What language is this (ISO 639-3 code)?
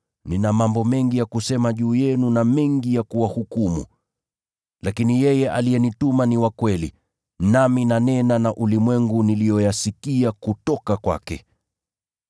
swa